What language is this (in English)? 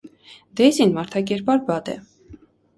Armenian